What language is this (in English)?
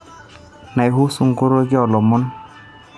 Masai